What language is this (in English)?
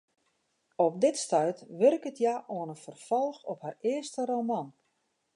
Western Frisian